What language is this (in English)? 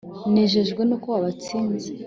Kinyarwanda